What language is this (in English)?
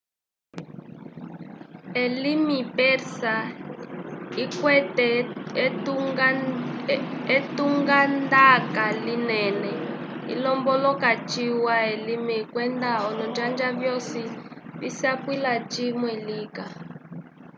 Umbundu